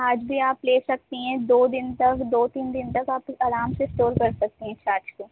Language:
Urdu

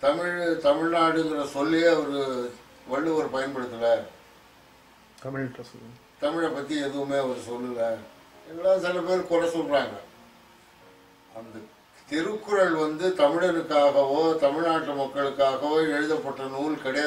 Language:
Korean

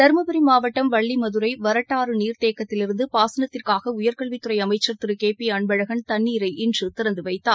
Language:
Tamil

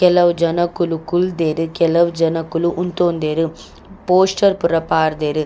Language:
Tulu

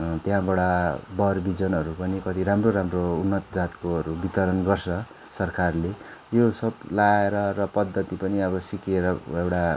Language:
Nepali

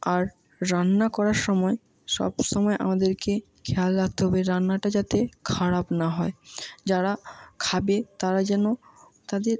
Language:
Bangla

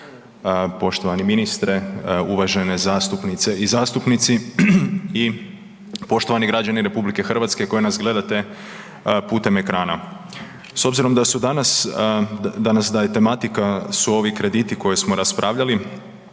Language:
Croatian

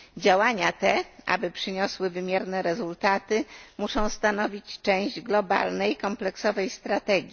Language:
Polish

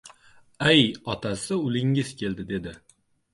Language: Uzbek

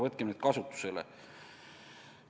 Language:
Estonian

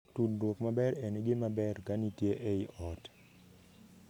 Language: Luo (Kenya and Tanzania)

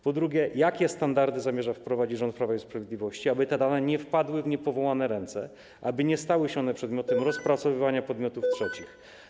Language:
Polish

